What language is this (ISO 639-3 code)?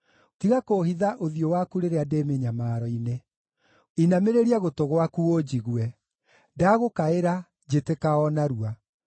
kik